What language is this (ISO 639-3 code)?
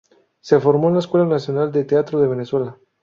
spa